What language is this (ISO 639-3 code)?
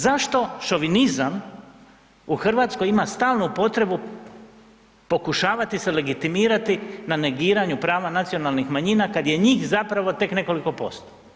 hrv